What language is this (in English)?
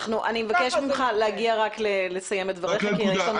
Hebrew